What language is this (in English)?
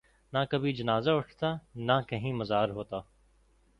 Urdu